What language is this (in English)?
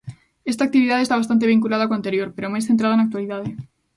Galician